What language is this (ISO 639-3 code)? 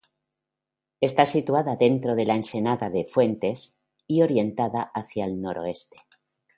spa